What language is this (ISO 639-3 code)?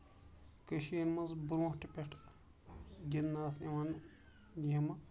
kas